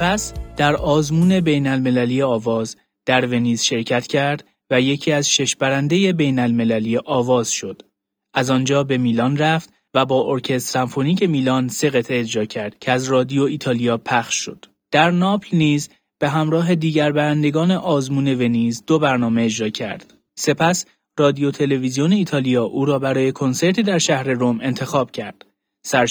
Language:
Persian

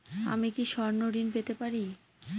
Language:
Bangla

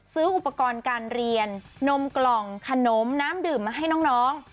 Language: Thai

